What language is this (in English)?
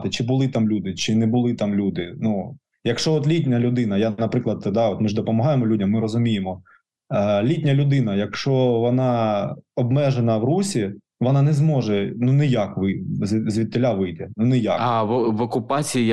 Ukrainian